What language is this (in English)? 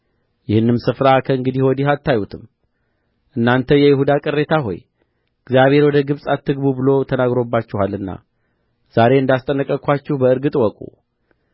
Amharic